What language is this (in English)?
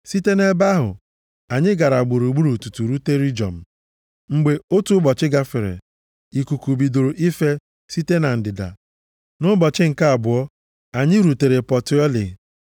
Igbo